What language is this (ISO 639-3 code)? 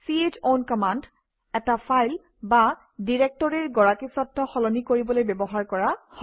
asm